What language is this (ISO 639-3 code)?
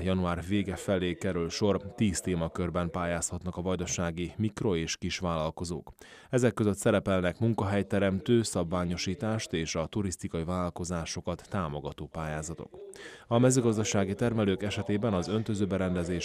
hun